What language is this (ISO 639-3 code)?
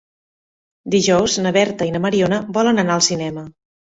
cat